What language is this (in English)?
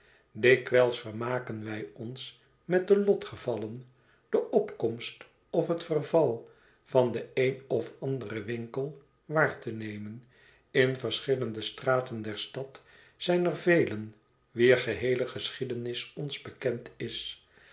Dutch